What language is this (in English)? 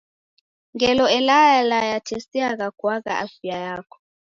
Taita